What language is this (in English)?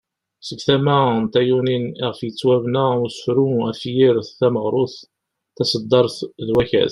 Kabyle